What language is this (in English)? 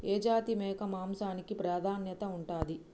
Telugu